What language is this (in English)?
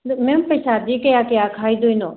Manipuri